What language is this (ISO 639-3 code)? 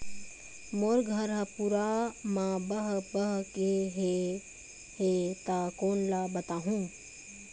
hne